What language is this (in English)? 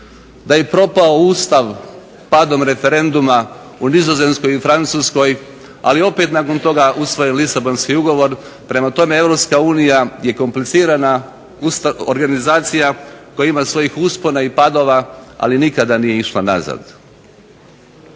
Croatian